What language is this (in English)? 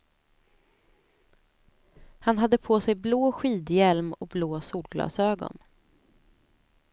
Swedish